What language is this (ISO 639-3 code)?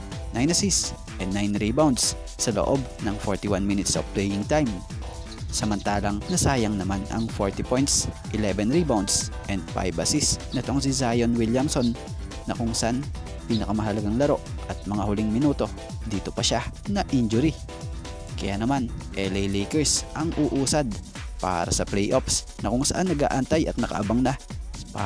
fil